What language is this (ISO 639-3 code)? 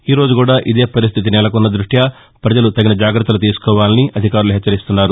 tel